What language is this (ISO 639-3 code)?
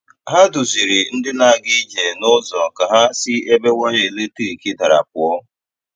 ibo